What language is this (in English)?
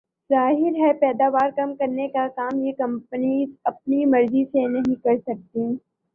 Urdu